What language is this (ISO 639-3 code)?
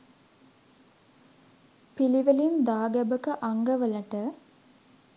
sin